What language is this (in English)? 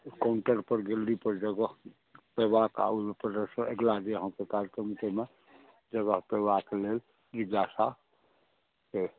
Maithili